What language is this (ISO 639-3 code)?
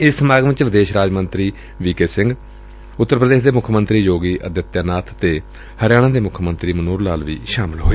pan